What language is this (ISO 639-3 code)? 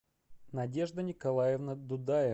rus